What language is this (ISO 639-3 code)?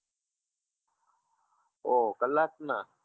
guj